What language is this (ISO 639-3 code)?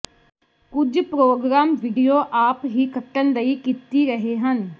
pan